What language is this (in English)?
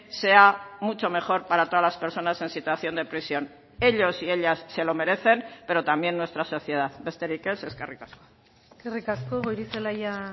Spanish